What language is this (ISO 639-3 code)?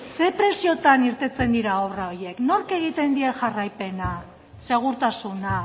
eus